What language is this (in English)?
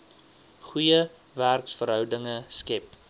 Afrikaans